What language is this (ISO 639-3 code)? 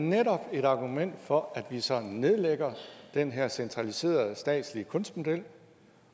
dan